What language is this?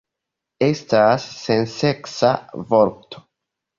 Esperanto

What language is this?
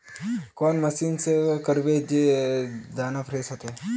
Magahi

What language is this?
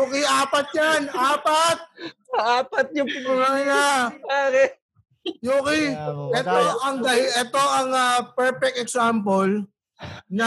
Filipino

